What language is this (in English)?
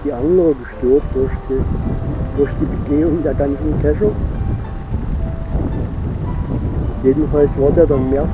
German